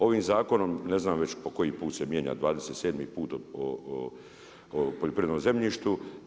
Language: Croatian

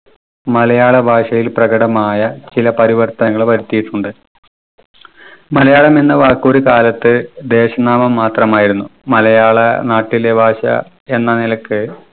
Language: Malayalam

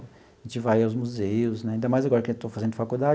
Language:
Portuguese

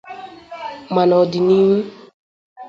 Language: Igbo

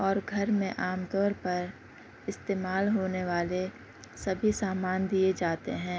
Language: Urdu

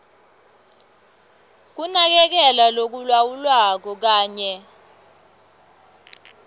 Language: Swati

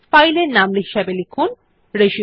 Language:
Bangla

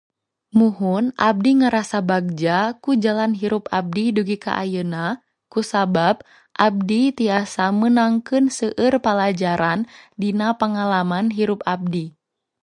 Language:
Sundanese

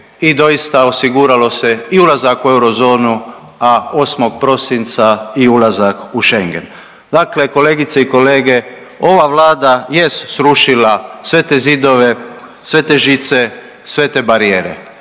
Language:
Croatian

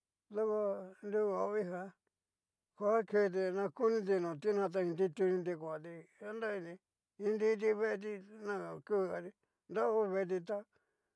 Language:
Cacaloxtepec Mixtec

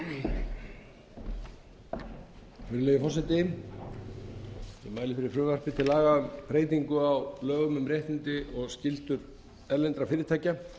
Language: Icelandic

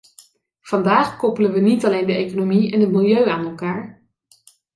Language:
Dutch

